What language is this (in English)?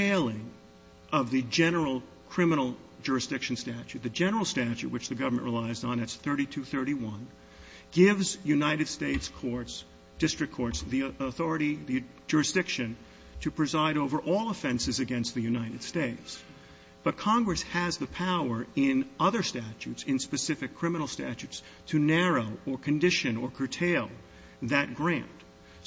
English